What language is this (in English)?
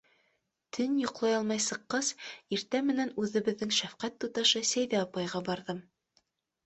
Bashkir